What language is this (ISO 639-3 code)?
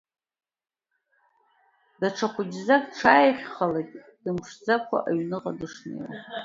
abk